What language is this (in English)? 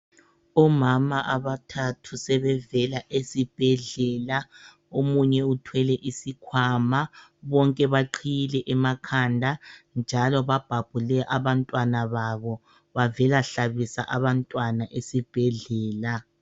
North Ndebele